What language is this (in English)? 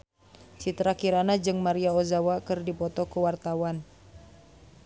Sundanese